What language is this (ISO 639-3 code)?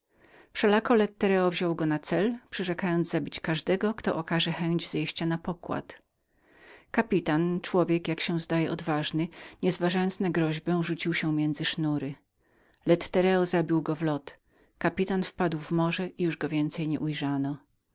pol